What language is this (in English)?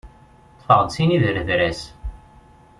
Kabyle